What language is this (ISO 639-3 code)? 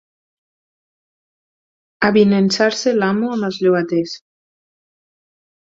cat